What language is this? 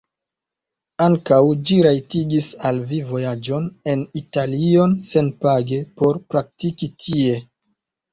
Esperanto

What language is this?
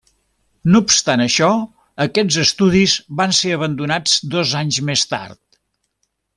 Catalan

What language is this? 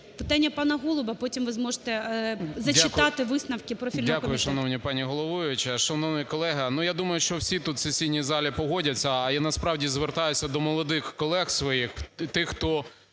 Ukrainian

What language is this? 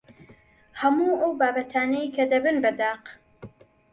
Central Kurdish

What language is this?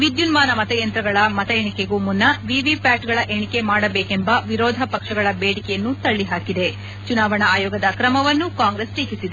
Kannada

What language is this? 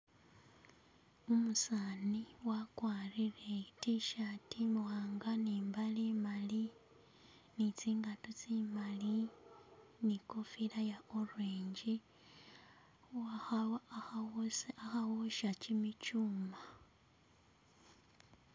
Masaaba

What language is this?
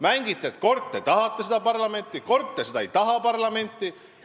Estonian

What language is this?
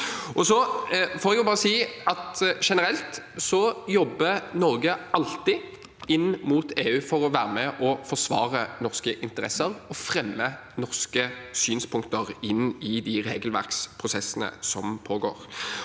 Norwegian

